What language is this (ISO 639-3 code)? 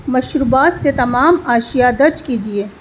urd